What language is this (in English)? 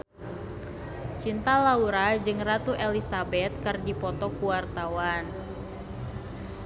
Sundanese